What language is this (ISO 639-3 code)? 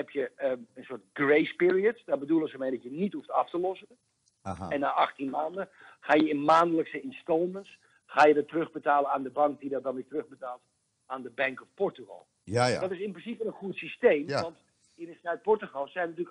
nld